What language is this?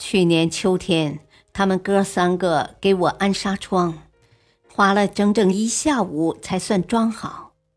Chinese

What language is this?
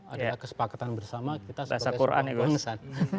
Indonesian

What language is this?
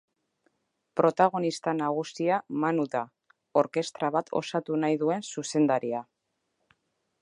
Basque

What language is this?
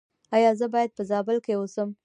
Pashto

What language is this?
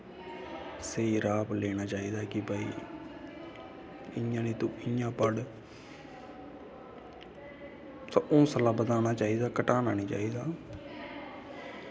Dogri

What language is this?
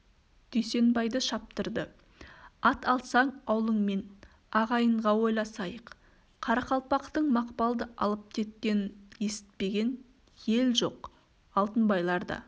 Kazakh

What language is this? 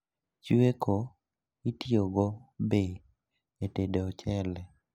Luo (Kenya and Tanzania)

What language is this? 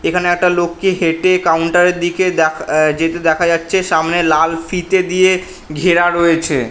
Bangla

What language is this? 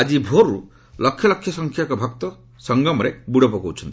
Odia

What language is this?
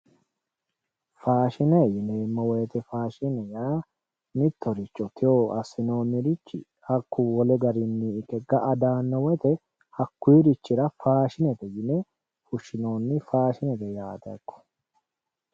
Sidamo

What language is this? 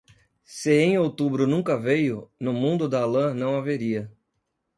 Portuguese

